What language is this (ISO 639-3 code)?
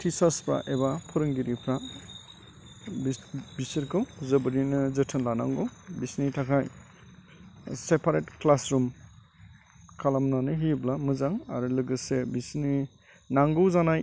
brx